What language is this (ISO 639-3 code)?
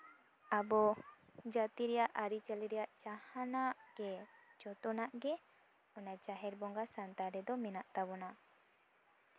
sat